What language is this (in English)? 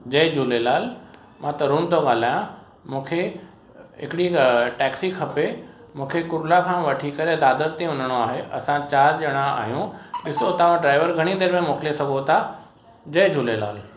Sindhi